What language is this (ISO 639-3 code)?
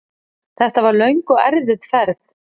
isl